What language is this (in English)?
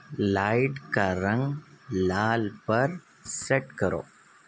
Urdu